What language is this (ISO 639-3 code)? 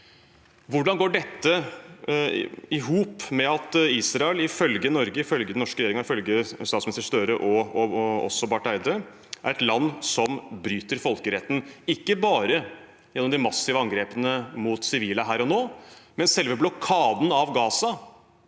nor